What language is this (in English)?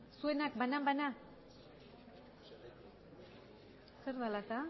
Basque